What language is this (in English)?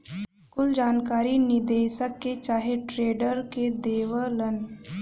Bhojpuri